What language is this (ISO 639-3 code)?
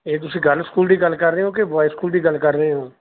pan